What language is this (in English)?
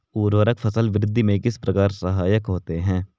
Hindi